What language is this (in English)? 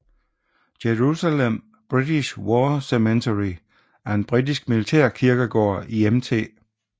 Danish